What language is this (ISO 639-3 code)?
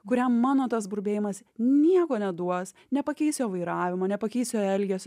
lit